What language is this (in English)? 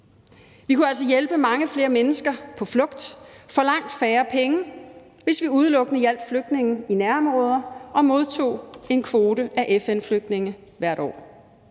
Danish